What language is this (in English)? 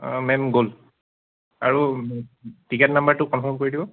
Assamese